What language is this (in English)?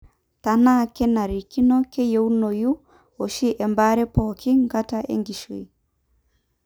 Masai